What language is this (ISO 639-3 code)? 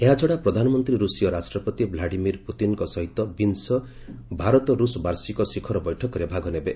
ori